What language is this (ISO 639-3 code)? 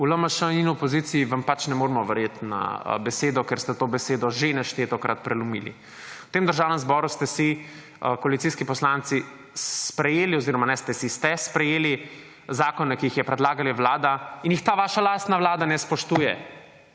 slv